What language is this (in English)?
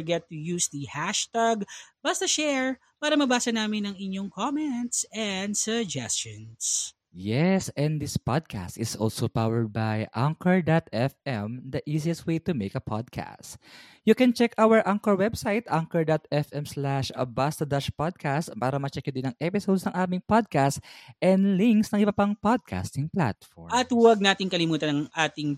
Filipino